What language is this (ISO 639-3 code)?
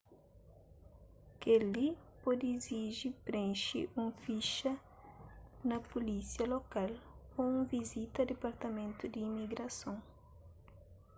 kea